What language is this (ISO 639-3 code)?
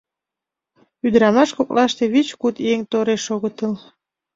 chm